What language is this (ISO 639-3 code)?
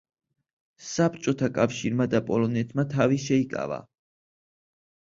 kat